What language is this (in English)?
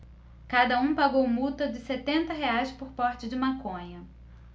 Portuguese